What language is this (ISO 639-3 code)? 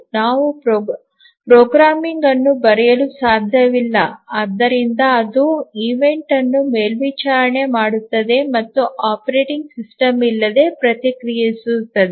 kan